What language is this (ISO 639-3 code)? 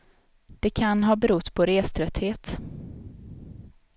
swe